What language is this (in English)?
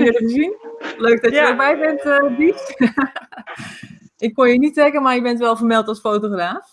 Dutch